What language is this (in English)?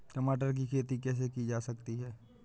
Hindi